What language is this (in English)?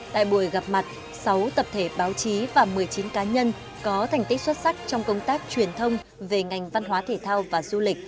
Vietnamese